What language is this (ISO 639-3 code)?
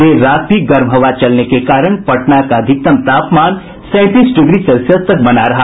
hin